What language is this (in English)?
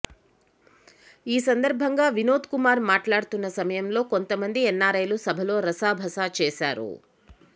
Telugu